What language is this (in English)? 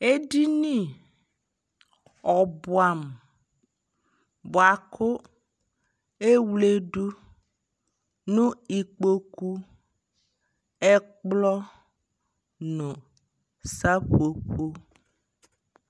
Ikposo